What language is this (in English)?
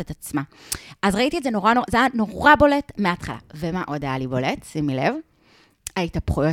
Hebrew